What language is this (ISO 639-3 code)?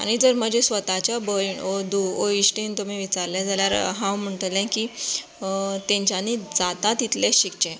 kok